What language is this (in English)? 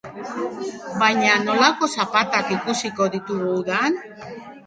Basque